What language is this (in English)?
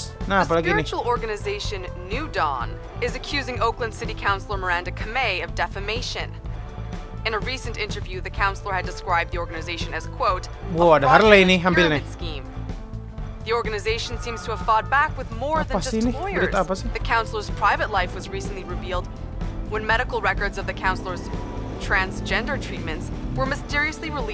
Indonesian